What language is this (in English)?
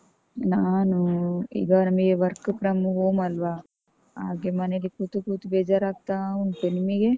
Kannada